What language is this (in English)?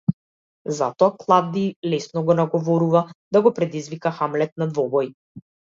Macedonian